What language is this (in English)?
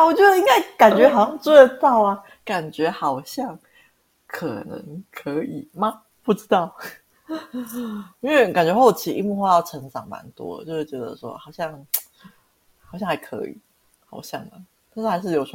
Chinese